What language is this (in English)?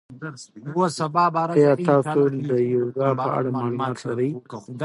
Pashto